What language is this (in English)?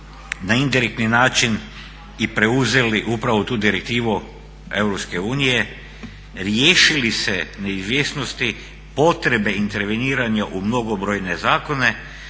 Croatian